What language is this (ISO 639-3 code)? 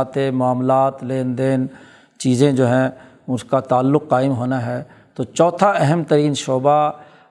urd